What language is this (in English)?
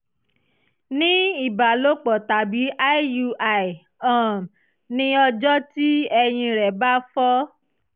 Yoruba